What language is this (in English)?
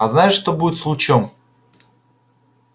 Russian